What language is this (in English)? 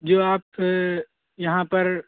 Urdu